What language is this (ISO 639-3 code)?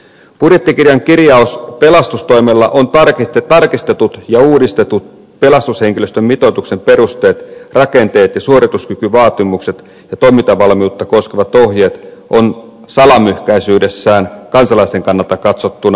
fin